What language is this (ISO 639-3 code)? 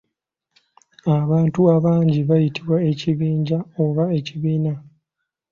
lug